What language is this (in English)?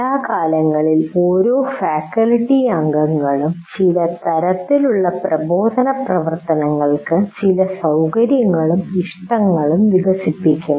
Malayalam